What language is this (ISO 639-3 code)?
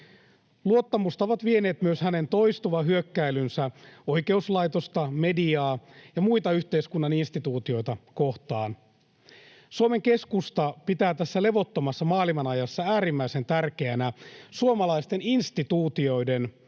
fin